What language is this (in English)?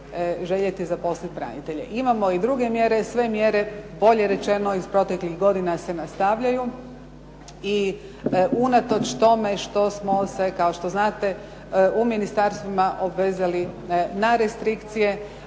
Croatian